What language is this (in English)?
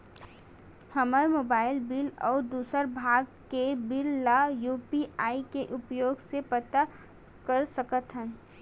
Chhattisgarhi